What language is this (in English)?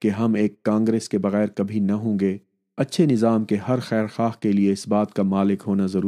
Urdu